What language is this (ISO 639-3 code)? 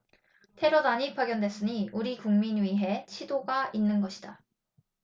kor